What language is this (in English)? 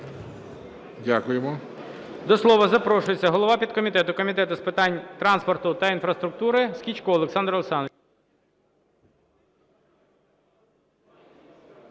Ukrainian